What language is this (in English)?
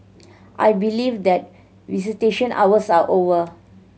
English